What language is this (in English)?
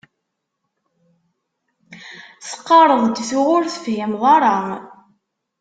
Kabyle